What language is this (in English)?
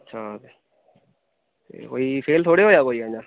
Dogri